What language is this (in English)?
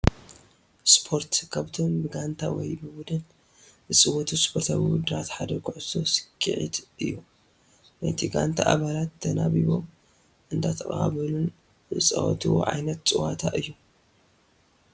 Tigrinya